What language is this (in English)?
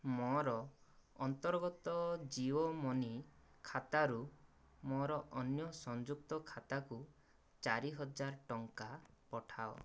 Odia